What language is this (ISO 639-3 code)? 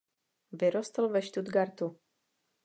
ces